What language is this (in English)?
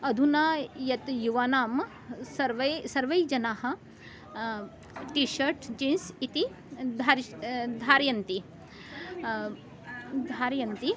Sanskrit